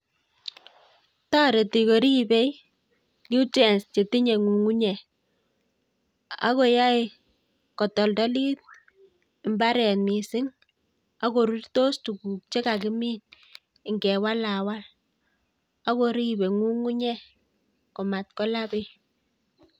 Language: Kalenjin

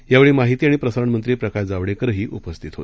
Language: Marathi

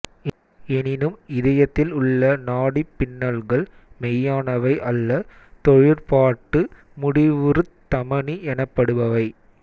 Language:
Tamil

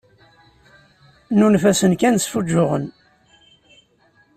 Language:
Kabyle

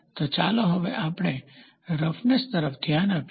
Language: Gujarati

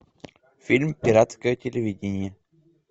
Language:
Russian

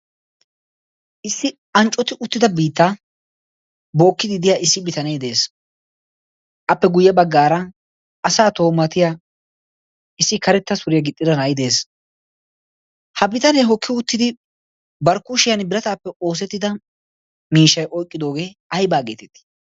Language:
Wolaytta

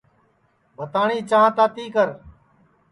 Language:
Sansi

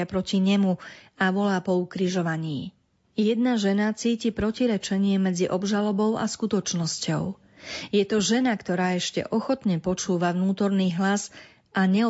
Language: Slovak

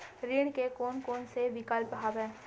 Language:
Chhattisgarhi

